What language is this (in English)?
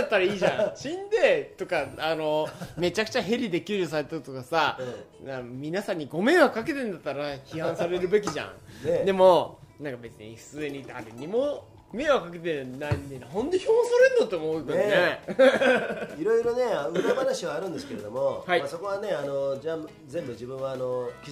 Japanese